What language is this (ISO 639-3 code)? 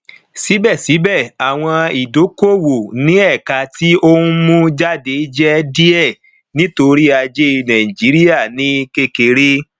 yor